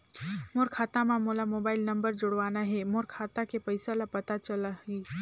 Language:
Chhattisgarhi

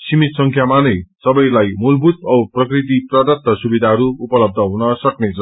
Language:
Nepali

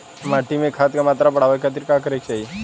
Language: Bhojpuri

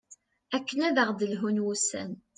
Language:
Kabyle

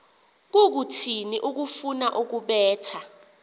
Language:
Xhosa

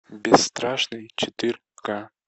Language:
Russian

